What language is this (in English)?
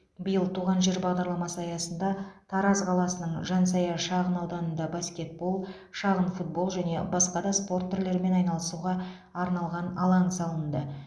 Kazakh